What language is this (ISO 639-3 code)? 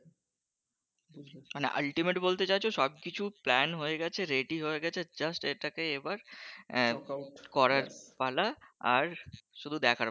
ben